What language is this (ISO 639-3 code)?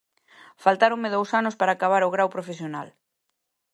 glg